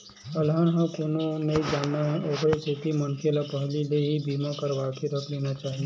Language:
Chhattisgarhi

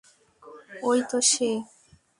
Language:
Bangla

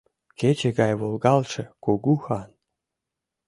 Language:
Mari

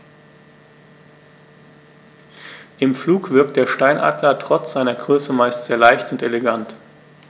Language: German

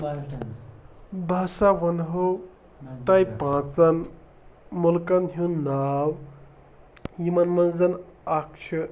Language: Kashmiri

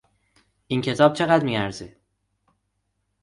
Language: Persian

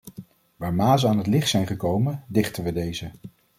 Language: Dutch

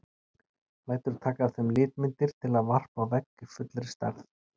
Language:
Icelandic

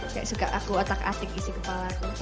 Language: Indonesian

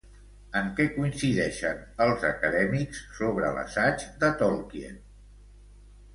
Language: Catalan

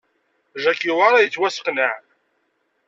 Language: Kabyle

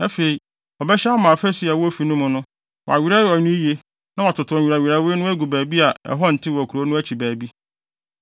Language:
Akan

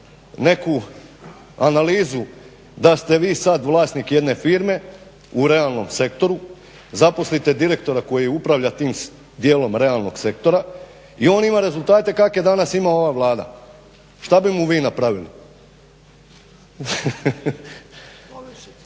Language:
Croatian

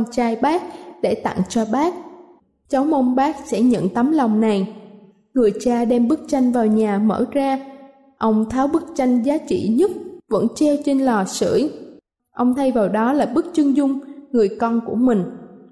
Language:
Vietnamese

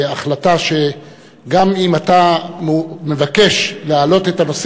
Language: Hebrew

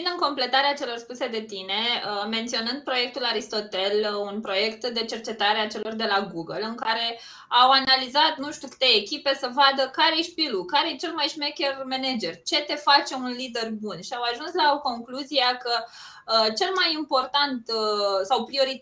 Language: Romanian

